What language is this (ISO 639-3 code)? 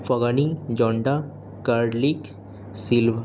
urd